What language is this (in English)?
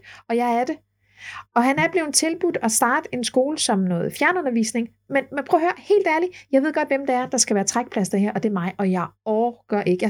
Danish